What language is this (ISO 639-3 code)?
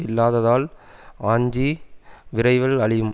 tam